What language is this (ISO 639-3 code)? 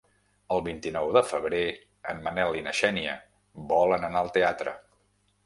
cat